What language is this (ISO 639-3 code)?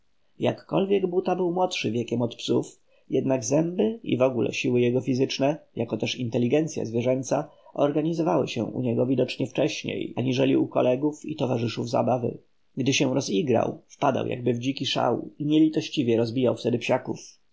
pol